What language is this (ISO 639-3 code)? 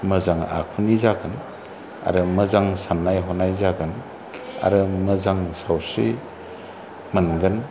brx